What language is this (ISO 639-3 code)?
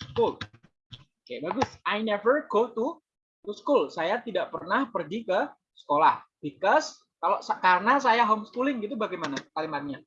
ind